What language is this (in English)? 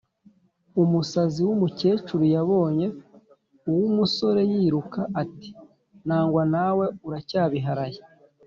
Kinyarwanda